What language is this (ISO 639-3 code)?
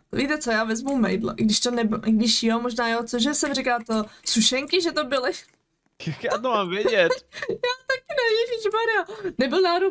ces